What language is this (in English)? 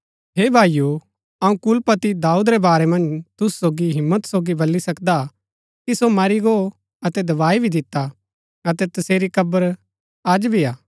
Gaddi